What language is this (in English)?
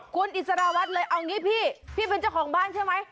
Thai